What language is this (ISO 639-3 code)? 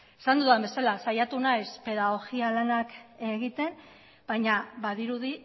eus